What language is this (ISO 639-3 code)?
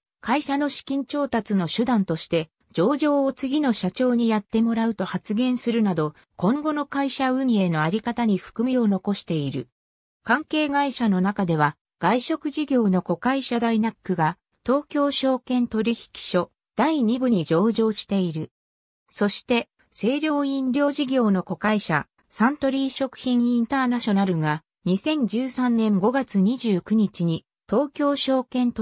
jpn